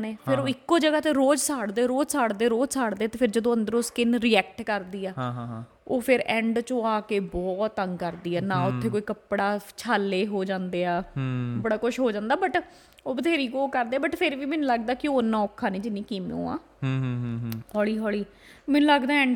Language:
Punjabi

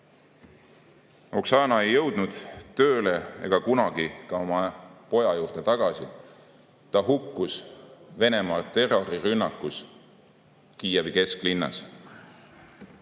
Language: Estonian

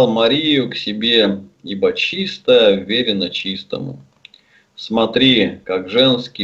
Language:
Russian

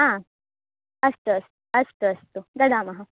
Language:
Sanskrit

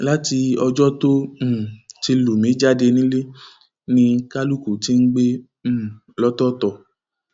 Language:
Yoruba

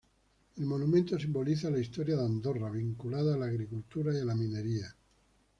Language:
Spanish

